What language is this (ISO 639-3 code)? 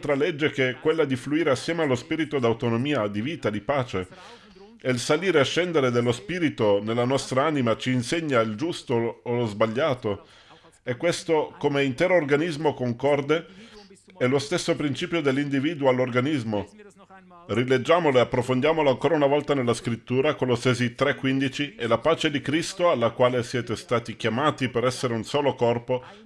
ita